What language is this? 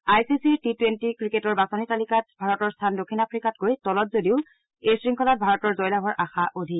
Assamese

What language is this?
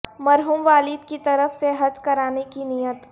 Urdu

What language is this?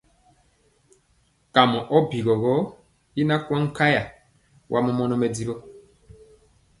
Mpiemo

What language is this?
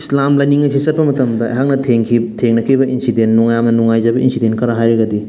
Manipuri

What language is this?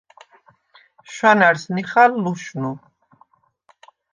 Svan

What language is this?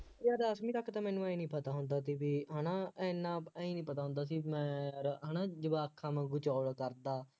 Punjabi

